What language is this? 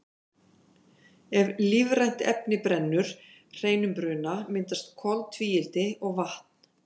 Icelandic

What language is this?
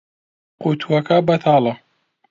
Central Kurdish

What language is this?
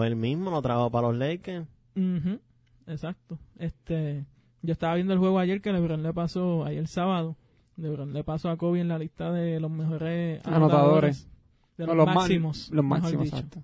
Spanish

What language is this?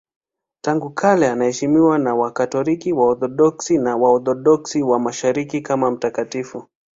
Swahili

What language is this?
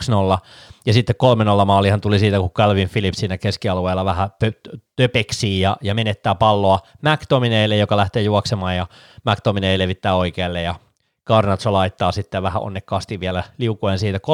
Finnish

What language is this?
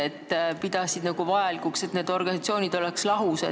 Estonian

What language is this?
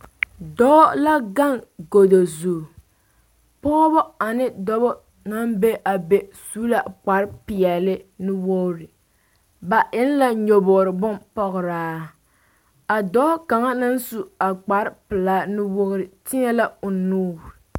Southern Dagaare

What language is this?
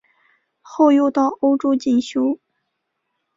Chinese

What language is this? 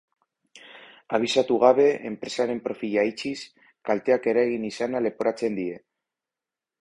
Basque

